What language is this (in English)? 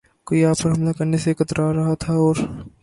Urdu